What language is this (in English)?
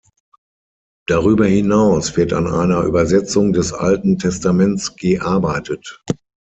German